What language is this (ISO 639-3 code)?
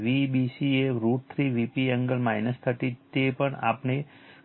guj